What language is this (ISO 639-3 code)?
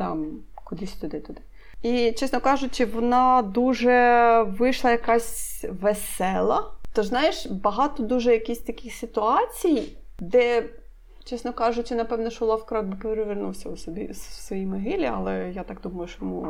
ukr